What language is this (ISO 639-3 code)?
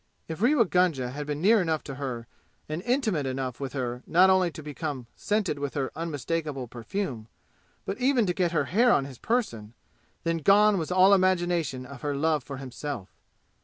eng